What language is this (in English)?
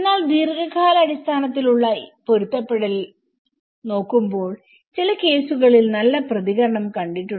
Malayalam